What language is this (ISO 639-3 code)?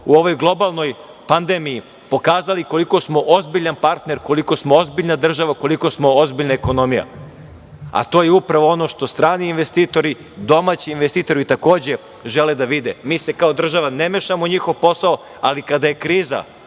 srp